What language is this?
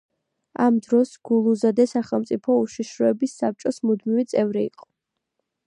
Georgian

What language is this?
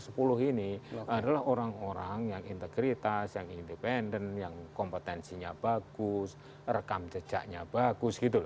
Indonesian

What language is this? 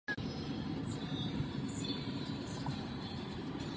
Czech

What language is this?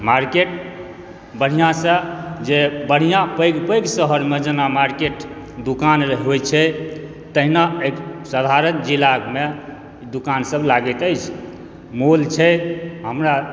Maithili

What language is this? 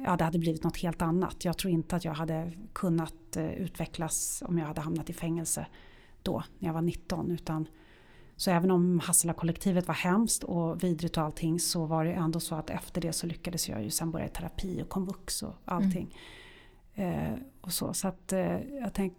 Swedish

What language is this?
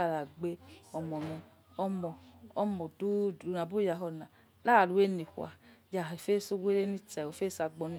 Yekhee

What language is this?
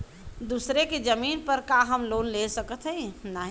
Bhojpuri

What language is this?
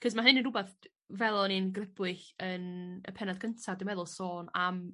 Welsh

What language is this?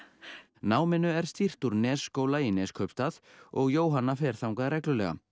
Icelandic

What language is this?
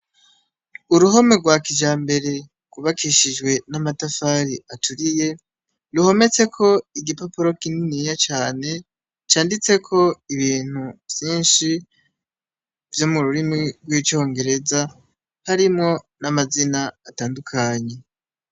Rundi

